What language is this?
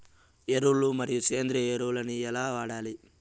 Telugu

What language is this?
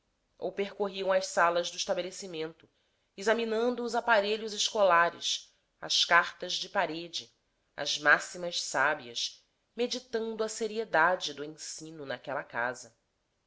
Portuguese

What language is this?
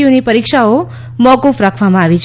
Gujarati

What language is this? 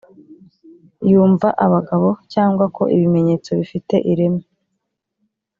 Kinyarwanda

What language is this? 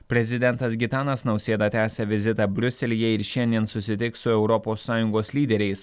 Lithuanian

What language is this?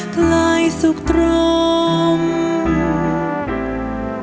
Thai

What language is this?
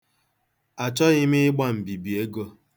Igbo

